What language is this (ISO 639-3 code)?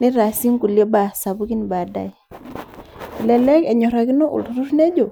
mas